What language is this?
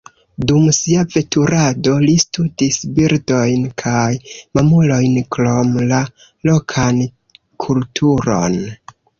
Esperanto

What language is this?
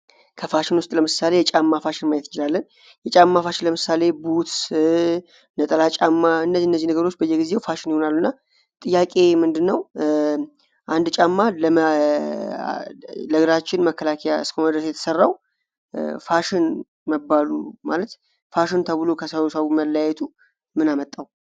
Amharic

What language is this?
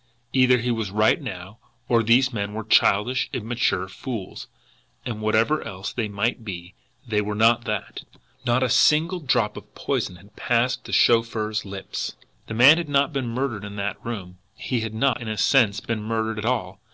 English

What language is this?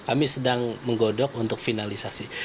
Indonesian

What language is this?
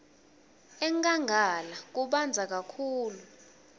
Swati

